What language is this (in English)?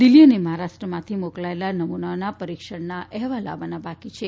Gujarati